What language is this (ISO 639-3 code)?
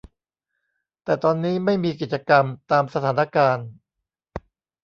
tha